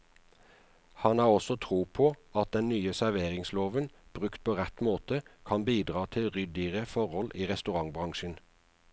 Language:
Norwegian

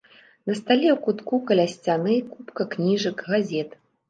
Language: Belarusian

